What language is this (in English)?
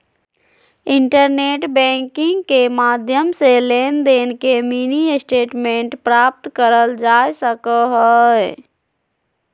Magahi